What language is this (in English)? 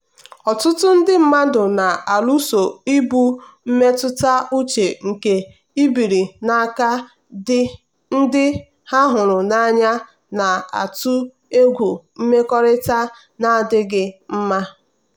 Igbo